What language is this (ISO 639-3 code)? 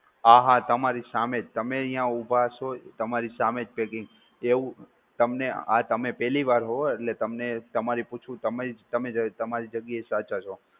guj